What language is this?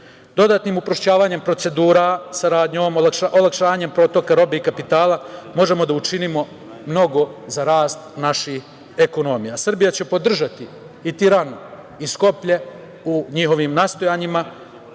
Serbian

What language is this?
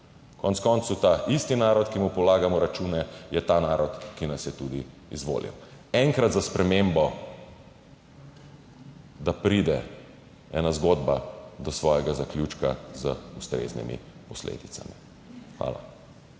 Slovenian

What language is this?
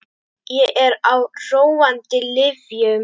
Icelandic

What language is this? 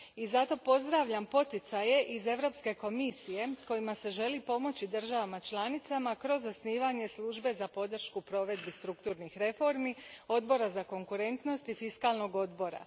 Croatian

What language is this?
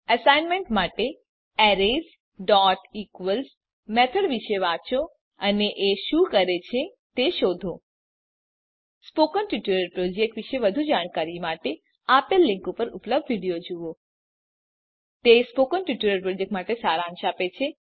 Gujarati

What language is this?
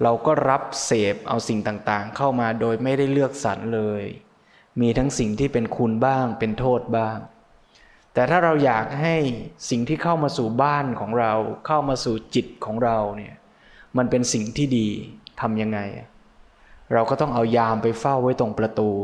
Thai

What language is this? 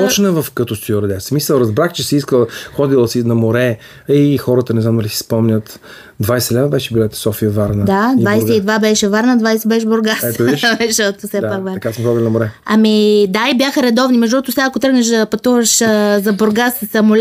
Bulgarian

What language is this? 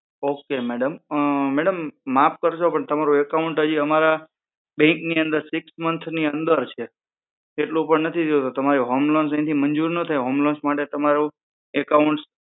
Gujarati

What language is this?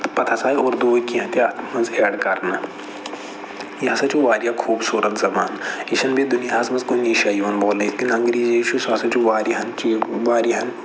Kashmiri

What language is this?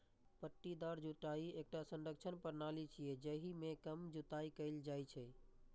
Maithili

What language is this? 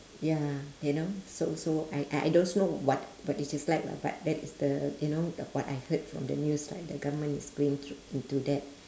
English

